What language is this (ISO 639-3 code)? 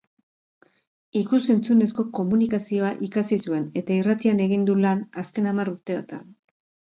eus